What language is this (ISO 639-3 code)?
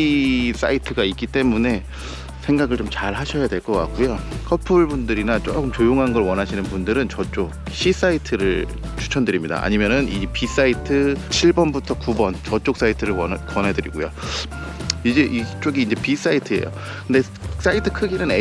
kor